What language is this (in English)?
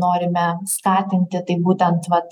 Lithuanian